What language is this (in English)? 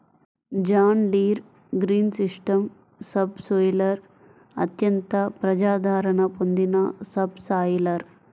Telugu